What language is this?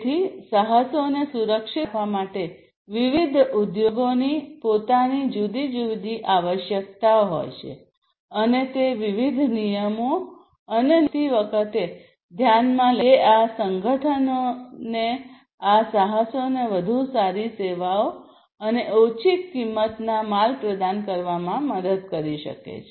Gujarati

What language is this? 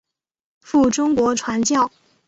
Chinese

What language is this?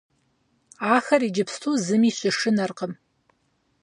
Kabardian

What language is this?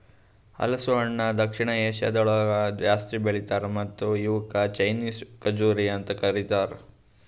Kannada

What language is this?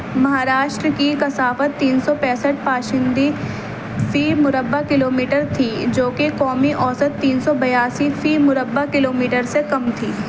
Urdu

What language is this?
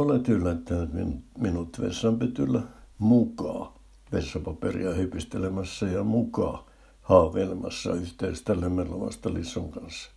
Finnish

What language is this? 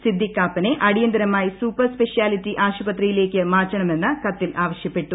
Malayalam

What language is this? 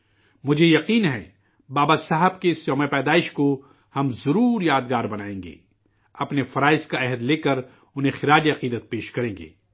Urdu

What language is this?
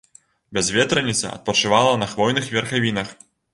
Belarusian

